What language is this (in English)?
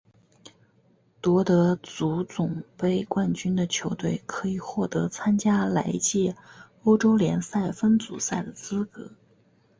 Chinese